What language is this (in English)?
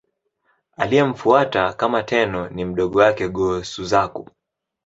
Swahili